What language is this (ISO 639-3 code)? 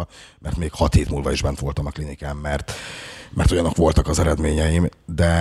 hun